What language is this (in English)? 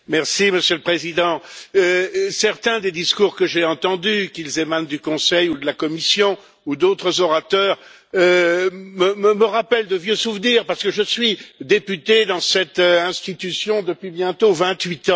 French